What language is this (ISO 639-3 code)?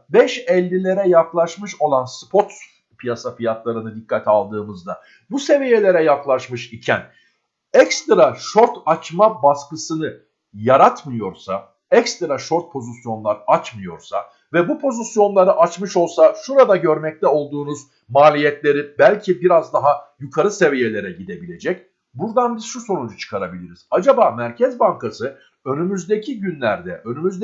tur